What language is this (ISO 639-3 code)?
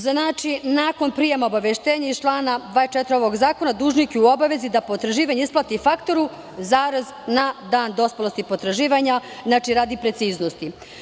srp